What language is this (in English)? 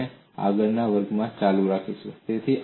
Gujarati